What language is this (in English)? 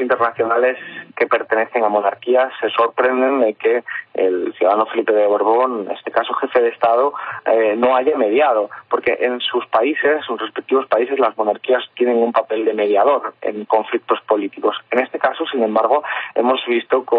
Spanish